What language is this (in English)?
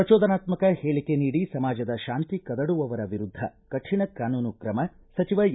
Kannada